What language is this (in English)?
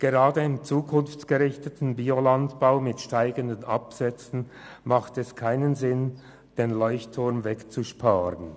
Swiss German